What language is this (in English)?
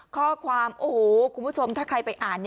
Thai